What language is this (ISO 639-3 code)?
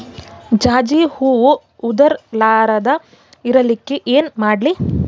kan